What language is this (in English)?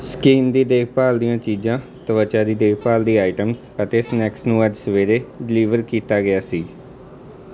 Punjabi